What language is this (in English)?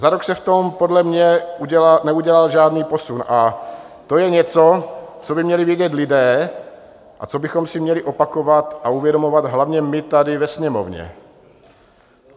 Czech